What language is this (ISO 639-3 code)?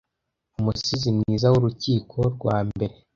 kin